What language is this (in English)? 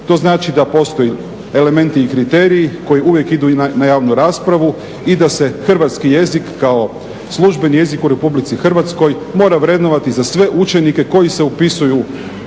Croatian